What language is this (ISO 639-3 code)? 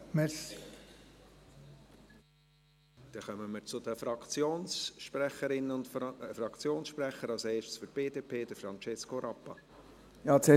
gsw